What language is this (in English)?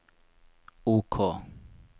Norwegian